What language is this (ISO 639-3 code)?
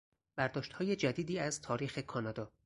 fas